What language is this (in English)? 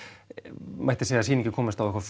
Icelandic